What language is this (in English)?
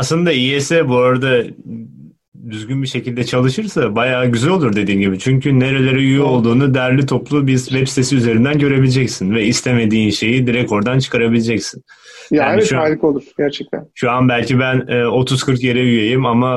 Turkish